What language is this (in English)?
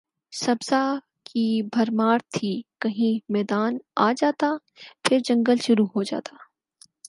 Urdu